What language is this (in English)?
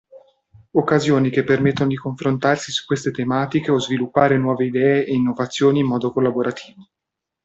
Italian